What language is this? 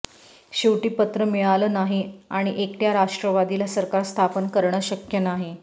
Marathi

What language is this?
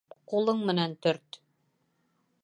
Bashkir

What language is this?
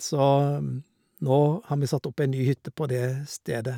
Norwegian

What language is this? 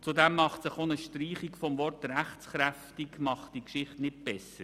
Swiss German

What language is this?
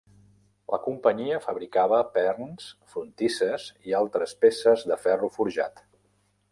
Catalan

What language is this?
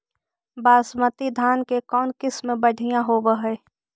Magahi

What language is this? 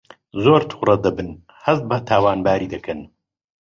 Central Kurdish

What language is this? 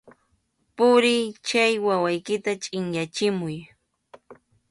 Arequipa-La Unión Quechua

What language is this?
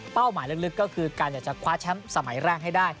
Thai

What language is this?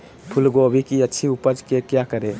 Magahi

